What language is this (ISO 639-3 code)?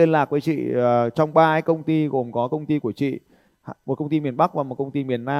vie